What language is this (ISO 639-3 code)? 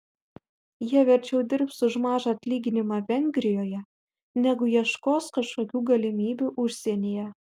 lit